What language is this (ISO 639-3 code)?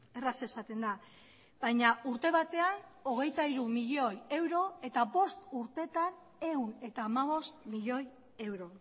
eus